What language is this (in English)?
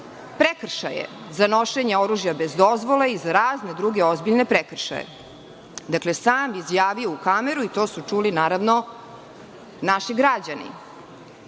Serbian